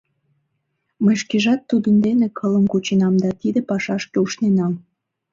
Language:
Mari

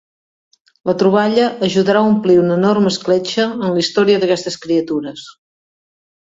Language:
Catalan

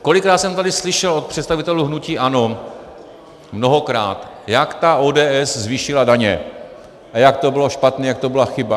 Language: Czech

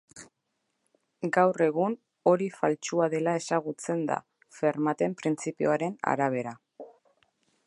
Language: Basque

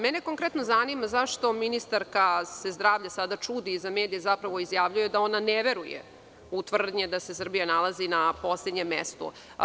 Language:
Serbian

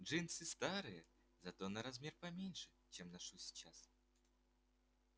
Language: Russian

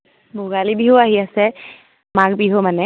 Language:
Assamese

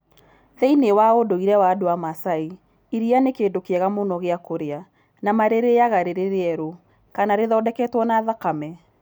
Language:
Kikuyu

